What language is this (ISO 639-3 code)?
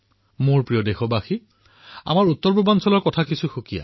asm